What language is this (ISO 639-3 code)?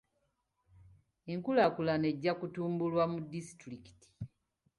lug